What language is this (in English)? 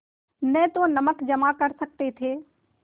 Hindi